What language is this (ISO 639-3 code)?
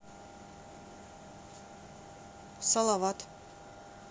rus